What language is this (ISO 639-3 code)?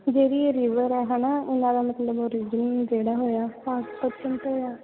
pan